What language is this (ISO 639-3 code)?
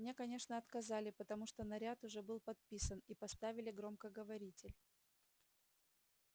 rus